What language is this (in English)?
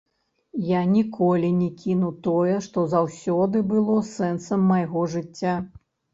Belarusian